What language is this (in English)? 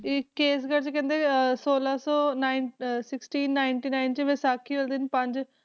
Punjabi